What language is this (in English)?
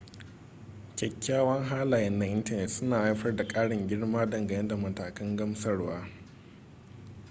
Hausa